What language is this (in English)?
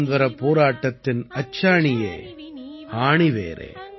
Tamil